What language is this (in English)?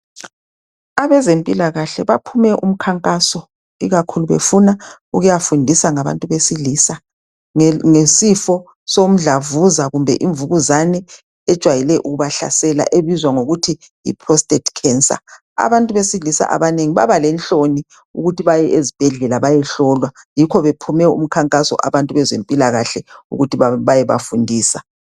North Ndebele